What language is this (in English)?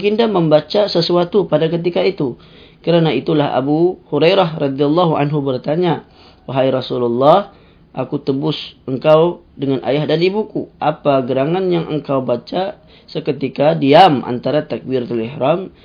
Malay